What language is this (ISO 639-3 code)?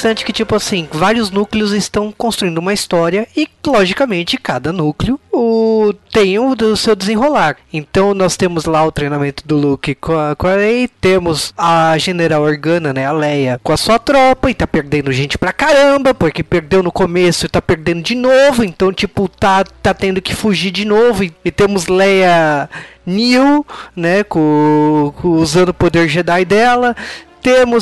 por